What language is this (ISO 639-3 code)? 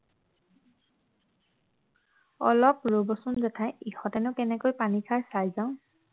asm